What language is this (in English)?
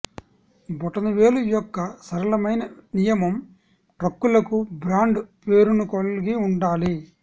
Telugu